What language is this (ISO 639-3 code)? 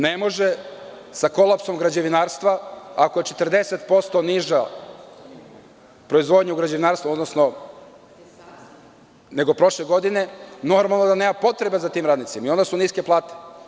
srp